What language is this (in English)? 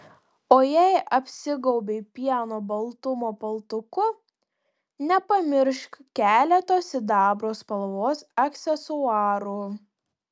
Lithuanian